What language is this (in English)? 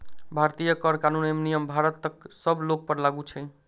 Maithili